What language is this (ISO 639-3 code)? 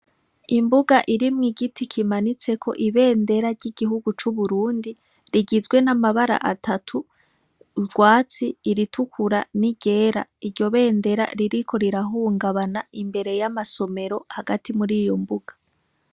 run